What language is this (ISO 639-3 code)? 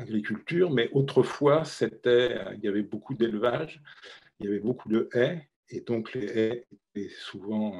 fra